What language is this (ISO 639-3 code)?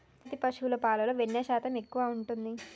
tel